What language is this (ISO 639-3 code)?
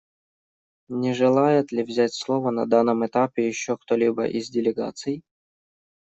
rus